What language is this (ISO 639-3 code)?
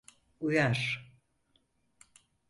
tur